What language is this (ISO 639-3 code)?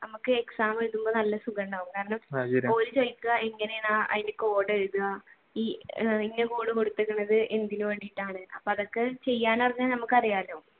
mal